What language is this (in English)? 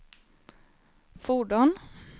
Swedish